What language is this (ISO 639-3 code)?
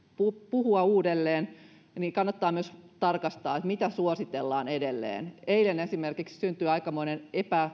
fin